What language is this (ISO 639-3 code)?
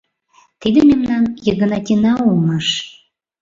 chm